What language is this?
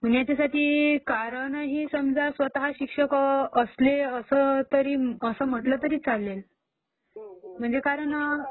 Marathi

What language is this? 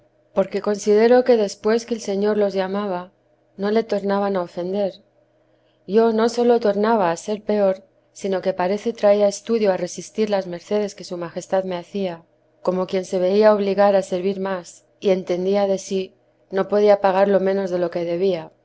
Spanish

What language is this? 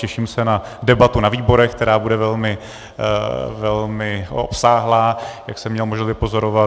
Czech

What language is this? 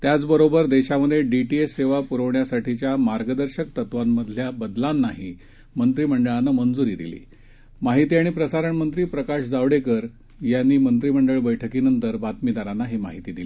Marathi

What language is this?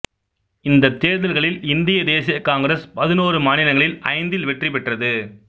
Tamil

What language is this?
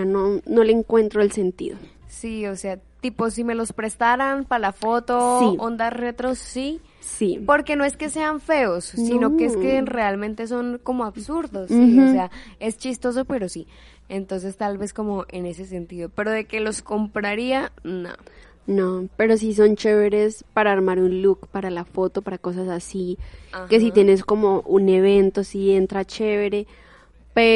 Spanish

